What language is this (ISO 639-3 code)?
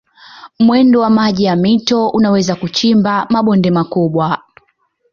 swa